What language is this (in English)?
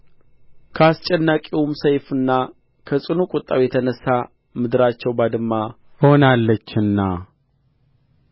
Amharic